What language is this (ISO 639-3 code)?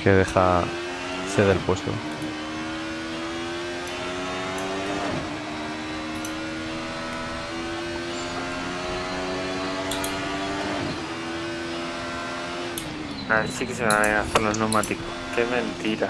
spa